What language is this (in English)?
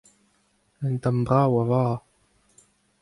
Breton